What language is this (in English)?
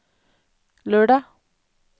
Norwegian